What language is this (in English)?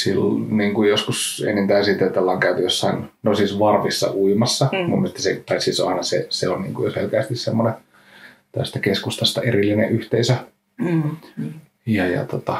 Finnish